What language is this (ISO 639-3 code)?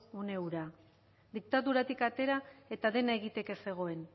eus